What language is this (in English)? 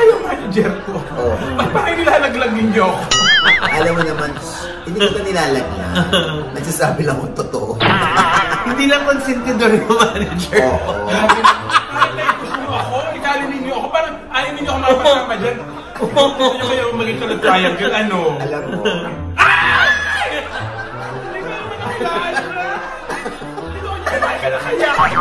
Filipino